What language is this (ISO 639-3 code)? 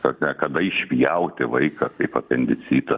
lit